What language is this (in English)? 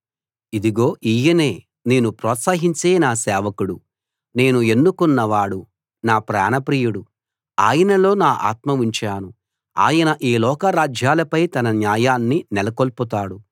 Telugu